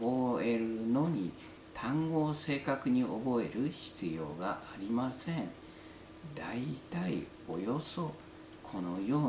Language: Japanese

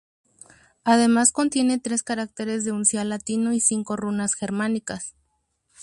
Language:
Spanish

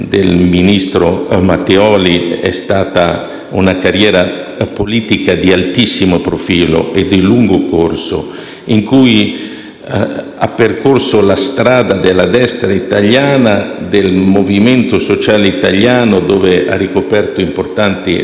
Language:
Italian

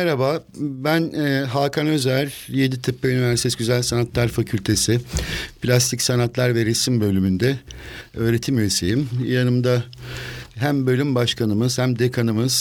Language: Turkish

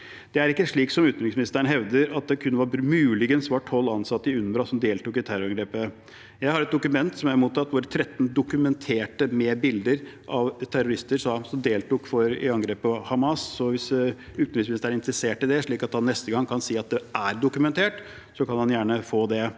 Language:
Norwegian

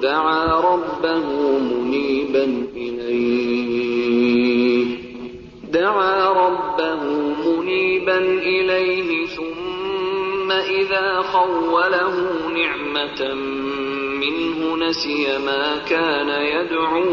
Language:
Urdu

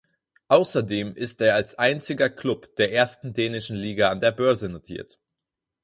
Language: German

